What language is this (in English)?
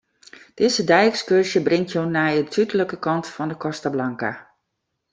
Western Frisian